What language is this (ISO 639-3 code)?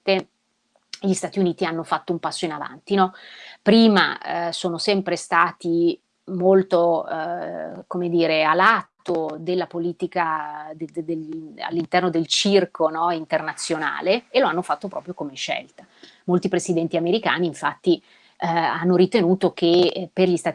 ita